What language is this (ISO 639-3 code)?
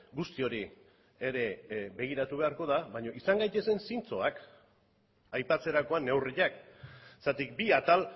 eus